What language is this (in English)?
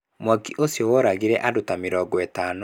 Kikuyu